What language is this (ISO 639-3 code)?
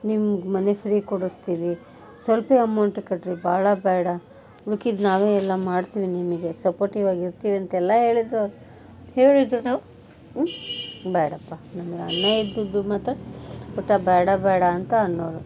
kan